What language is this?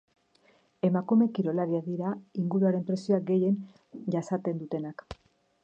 Basque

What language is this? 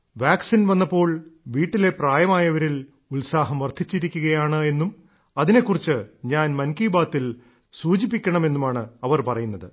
Malayalam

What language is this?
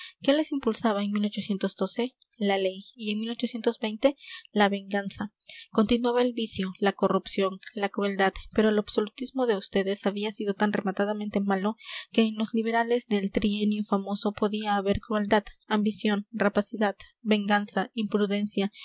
Spanish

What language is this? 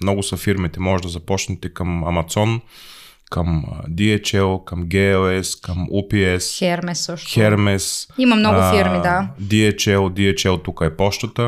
Bulgarian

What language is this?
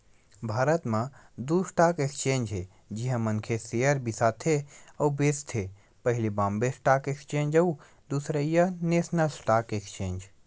Chhattisgarhi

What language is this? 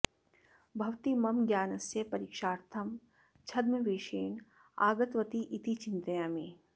Sanskrit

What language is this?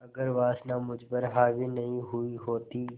Hindi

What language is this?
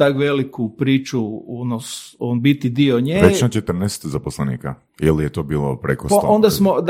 Croatian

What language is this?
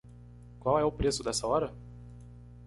Portuguese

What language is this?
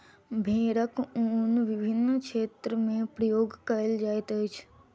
Maithili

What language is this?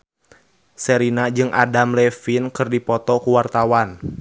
Sundanese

